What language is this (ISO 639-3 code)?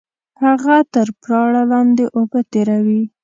pus